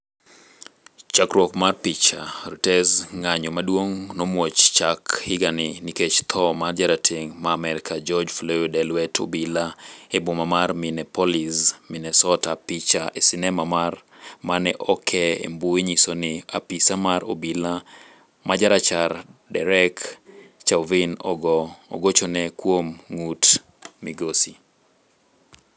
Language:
Luo (Kenya and Tanzania)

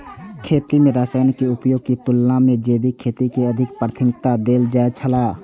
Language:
Maithili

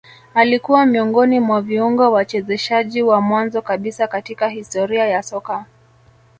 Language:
Swahili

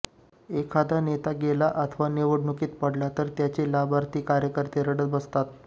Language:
Marathi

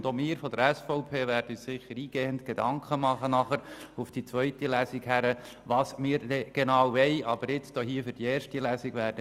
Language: Swiss German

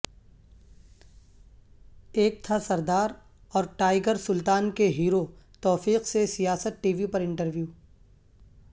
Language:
Urdu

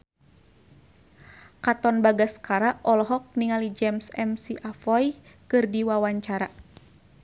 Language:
Sundanese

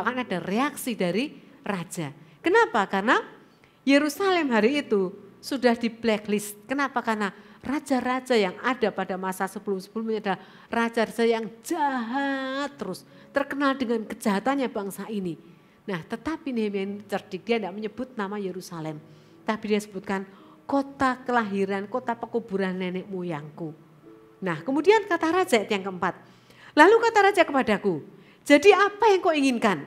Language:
Indonesian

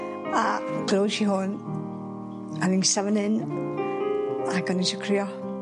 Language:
Welsh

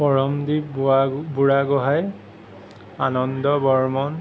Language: Assamese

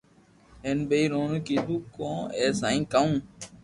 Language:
Loarki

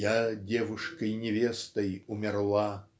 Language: Russian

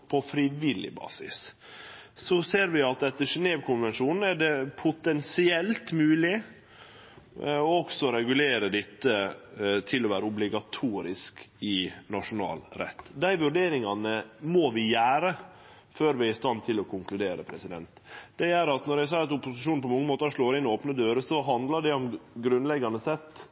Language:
Norwegian Nynorsk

